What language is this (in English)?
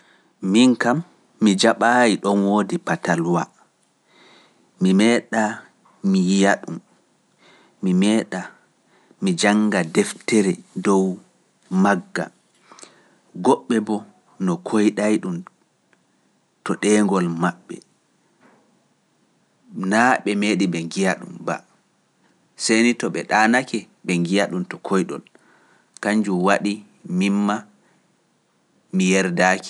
Pular